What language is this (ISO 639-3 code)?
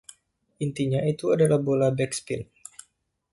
ind